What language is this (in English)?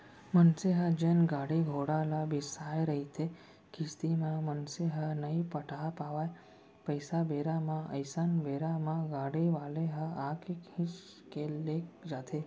Chhattisgarhi